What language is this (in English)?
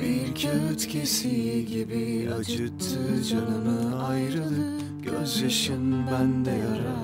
Turkish